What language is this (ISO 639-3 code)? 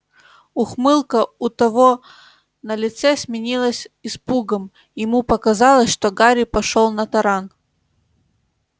rus